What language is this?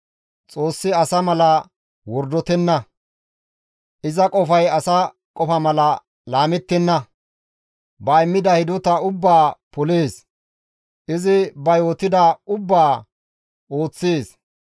Gamo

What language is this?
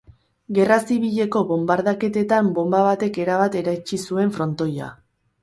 Basque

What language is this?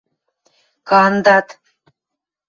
Western Mari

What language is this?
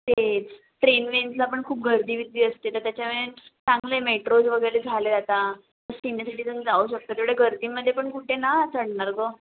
Marathi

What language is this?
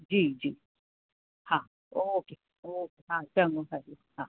Sindhi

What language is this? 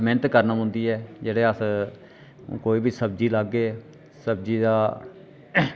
Dogri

